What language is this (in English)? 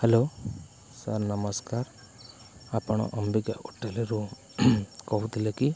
Odia